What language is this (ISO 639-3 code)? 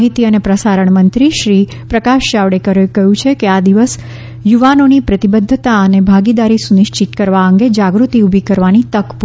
guj